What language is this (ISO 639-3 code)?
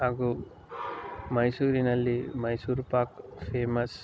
kan